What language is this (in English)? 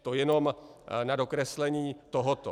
Czech